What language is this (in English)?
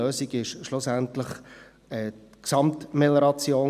Swiss German